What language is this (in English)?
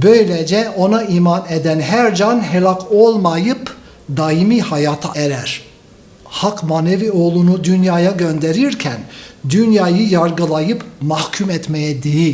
Turkish